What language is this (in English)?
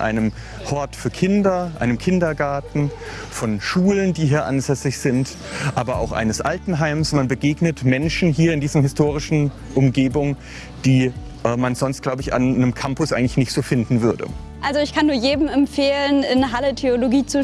German